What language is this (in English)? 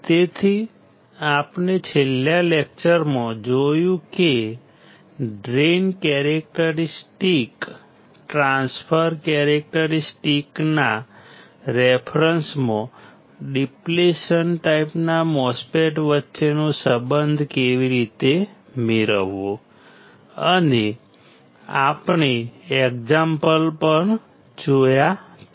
Gujarati